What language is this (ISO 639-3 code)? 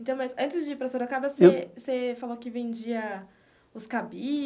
por